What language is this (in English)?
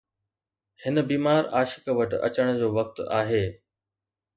Sindhi